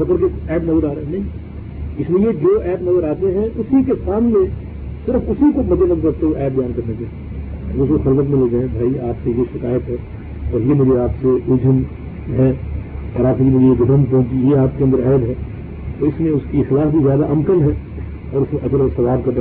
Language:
Urdu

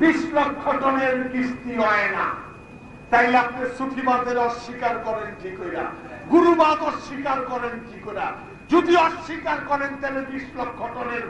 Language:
Turkish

